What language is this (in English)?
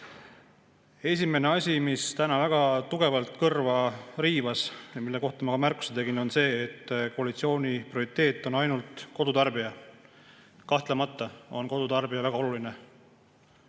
Estonian